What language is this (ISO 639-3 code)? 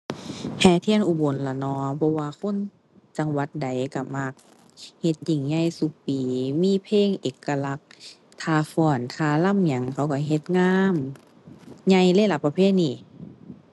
tha